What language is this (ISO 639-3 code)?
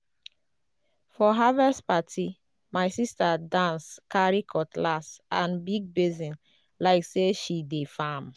pcm